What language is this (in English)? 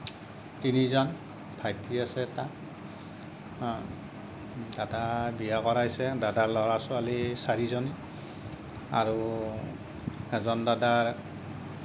Assamese